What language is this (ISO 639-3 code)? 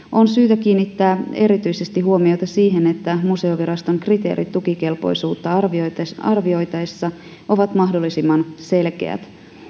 fin